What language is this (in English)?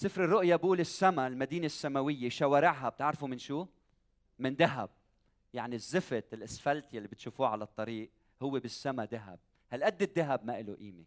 Arabic